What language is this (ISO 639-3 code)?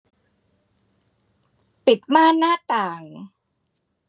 tha